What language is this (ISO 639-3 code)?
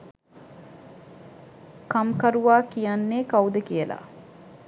sin